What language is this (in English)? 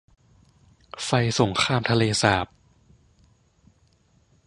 Thai